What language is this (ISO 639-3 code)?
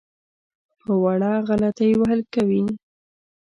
pus